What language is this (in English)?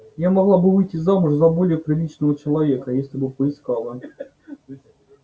Russian